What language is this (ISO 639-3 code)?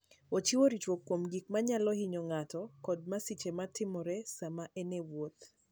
luo